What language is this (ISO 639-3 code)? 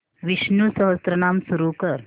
mar